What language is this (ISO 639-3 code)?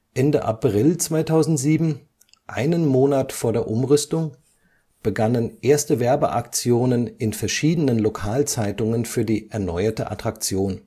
deu